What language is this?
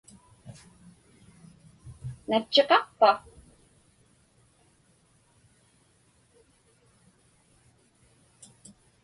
Inupiaq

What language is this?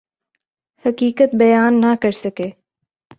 Urdu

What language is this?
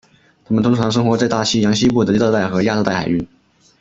Chinese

